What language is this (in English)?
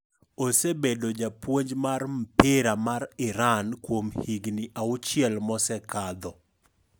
Luo (Kenya and Tanzania)